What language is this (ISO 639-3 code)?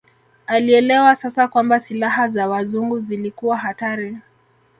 swa